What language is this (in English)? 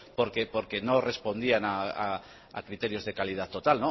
Spanish